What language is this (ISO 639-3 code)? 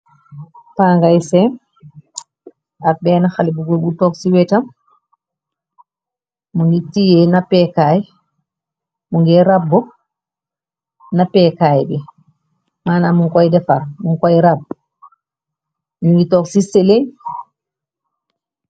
wol